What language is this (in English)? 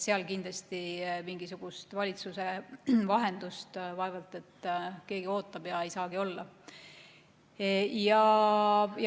Estonian